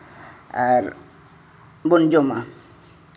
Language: Santali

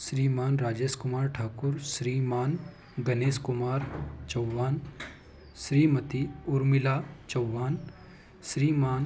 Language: Hindi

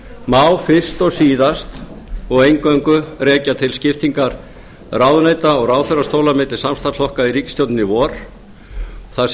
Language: Icelandic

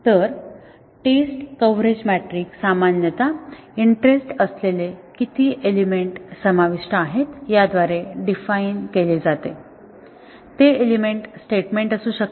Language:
Marathi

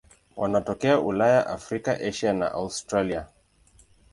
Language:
Swahili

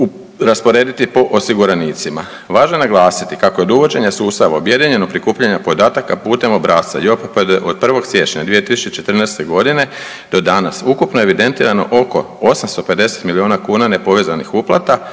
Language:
Croatian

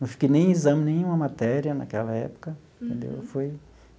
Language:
Portuguese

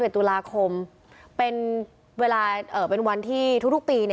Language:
Thai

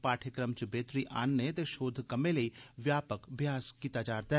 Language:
Dogri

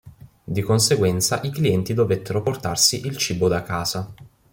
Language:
Italian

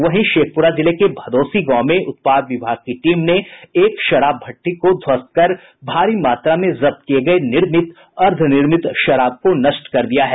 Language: Hindi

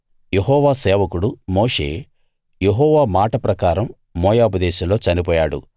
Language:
Telugu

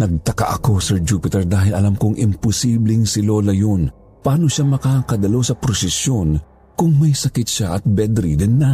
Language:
Filipino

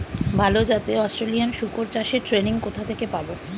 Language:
Bangla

